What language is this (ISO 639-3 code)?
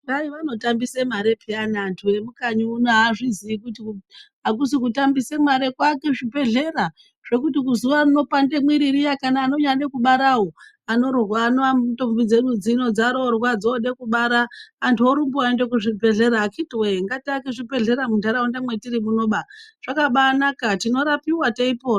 ndc